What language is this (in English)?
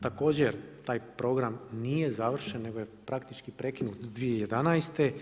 Croatian